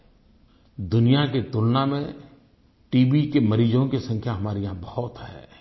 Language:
Hindi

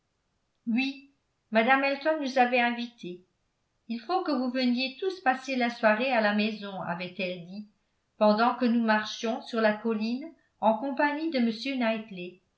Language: French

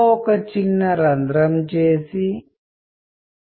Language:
Telugu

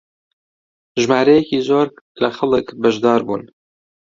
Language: Central Kurdish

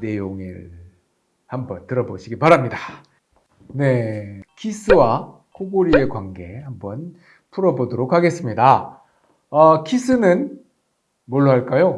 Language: Korean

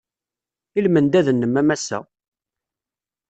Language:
Kabyle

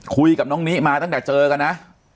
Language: Thai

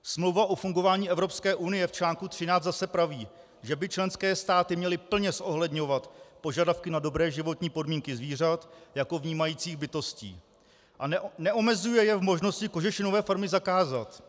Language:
Czech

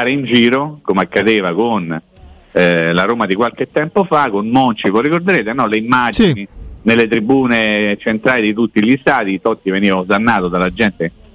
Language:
Italian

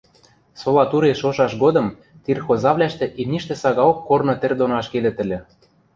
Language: Western Mari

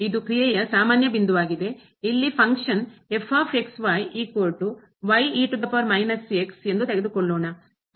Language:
Kannada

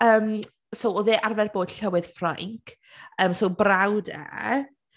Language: Welsh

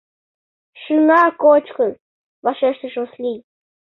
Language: Mari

